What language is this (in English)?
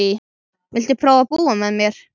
Icelandic